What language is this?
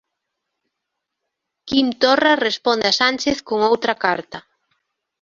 Galician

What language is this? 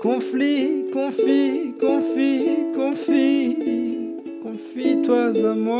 Dutch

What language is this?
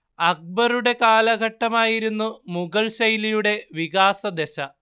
Malayalam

